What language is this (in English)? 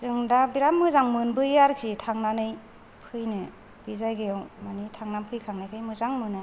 Bodo